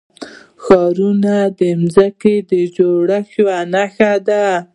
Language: Pashto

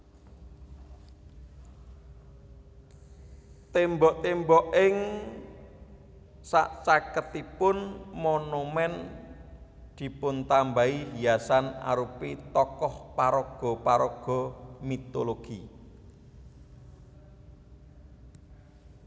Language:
Javanese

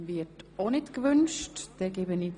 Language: Swiss German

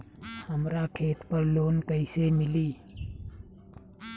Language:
Bhojpuri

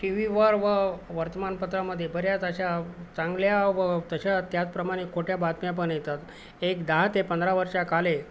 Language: Marathi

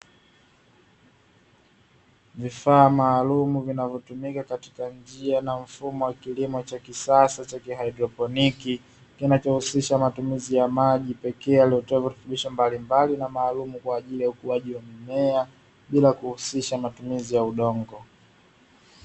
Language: Swahili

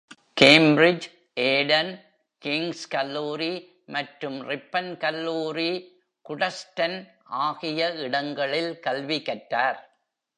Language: Tamil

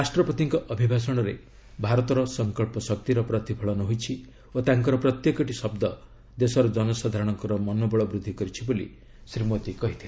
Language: Odia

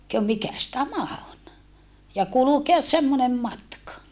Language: Finnish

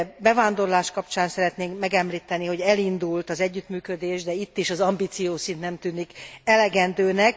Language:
Hungarian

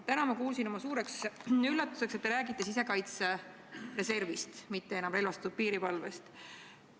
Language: Estonian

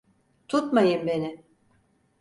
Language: Turkish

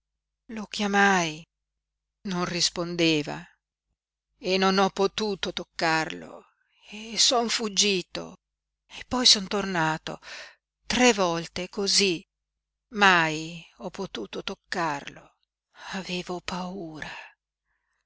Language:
Italian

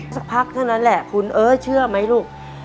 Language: Thai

